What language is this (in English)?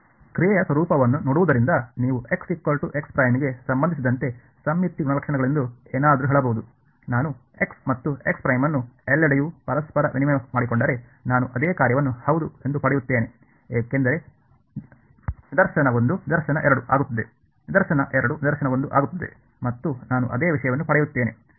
Kannada